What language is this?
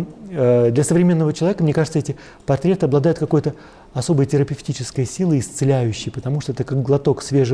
Russian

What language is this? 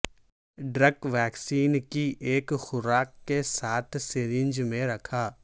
Urdu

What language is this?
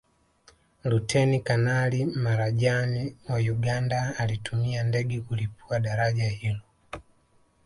Swahili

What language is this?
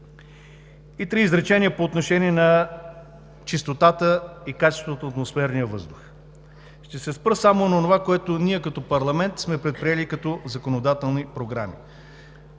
Bulgarian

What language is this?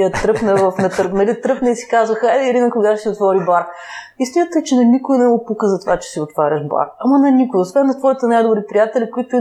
Bulgarian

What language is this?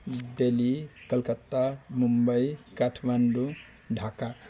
Nepali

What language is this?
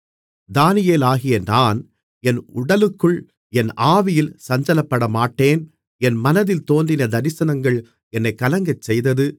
Tamil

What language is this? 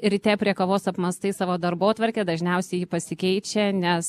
Lithuanian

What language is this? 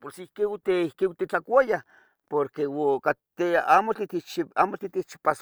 Tetelcingo Nahuatl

